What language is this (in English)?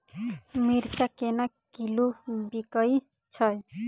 Maithili